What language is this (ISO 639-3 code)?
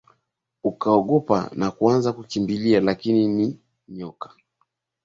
swa